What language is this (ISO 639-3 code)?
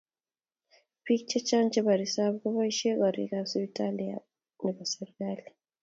kln